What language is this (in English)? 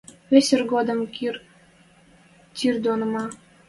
Western Mari